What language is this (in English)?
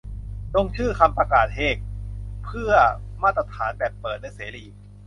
Thai